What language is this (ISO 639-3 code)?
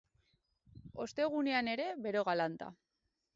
eus